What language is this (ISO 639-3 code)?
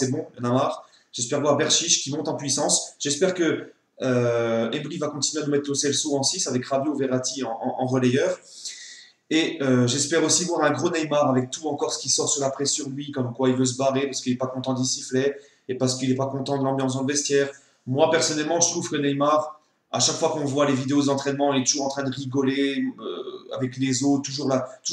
fra